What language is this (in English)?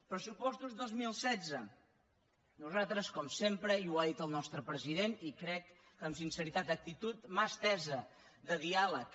Catalan